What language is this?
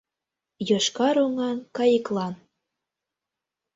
Mari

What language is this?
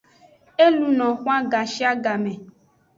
Aja (Benin)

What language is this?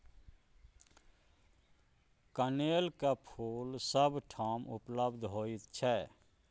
Maithili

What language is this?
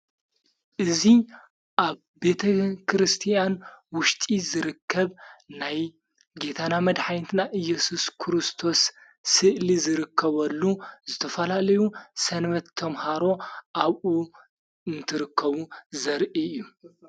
Tigrinya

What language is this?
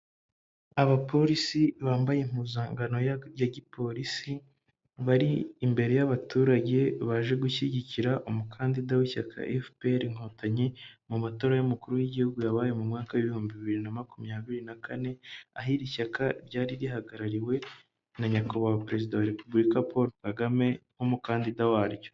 Kinyarwanda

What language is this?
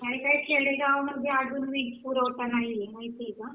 Marathi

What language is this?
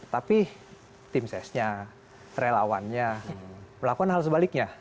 Indonesian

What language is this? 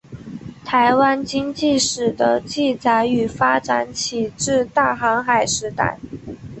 Chinese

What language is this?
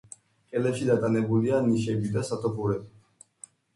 Georgian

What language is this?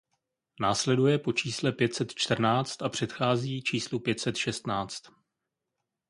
Czech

